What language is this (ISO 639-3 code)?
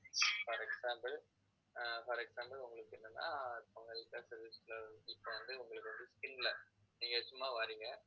tam